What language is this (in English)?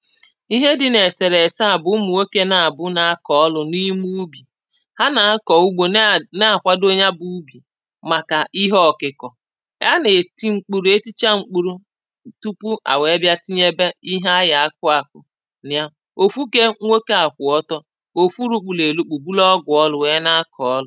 Igbo